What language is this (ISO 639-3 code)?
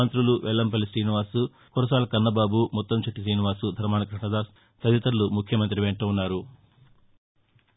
tel